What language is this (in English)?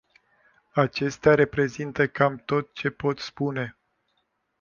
Romanian